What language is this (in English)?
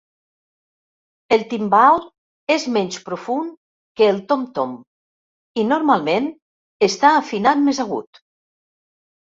Catalan